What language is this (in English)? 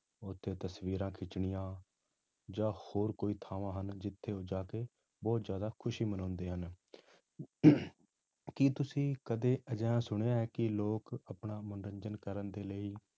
Punjabi